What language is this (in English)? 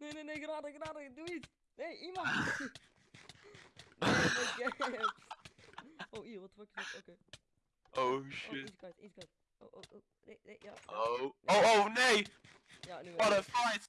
Dutch